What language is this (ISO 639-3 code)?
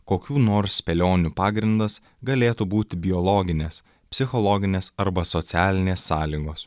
lit